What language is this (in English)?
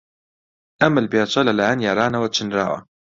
Central Kurdish